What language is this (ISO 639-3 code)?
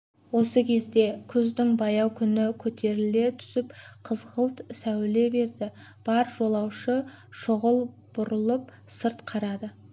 kaz